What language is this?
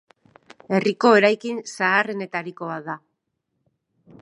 Basque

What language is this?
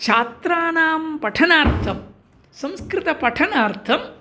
Sanskrit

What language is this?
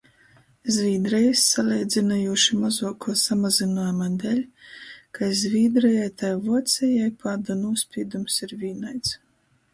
Latgalian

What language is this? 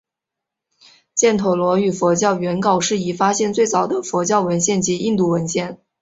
Chinese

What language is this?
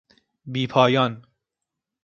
Persian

